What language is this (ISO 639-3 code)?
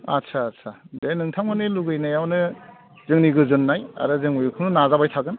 brx